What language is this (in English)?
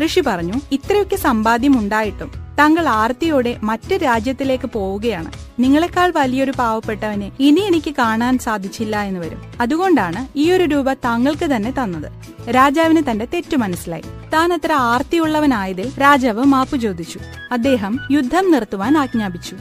Malayalam